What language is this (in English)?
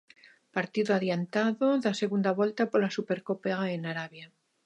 Galician